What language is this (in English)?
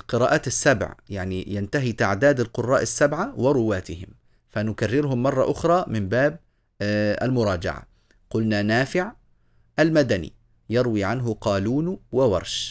Arabic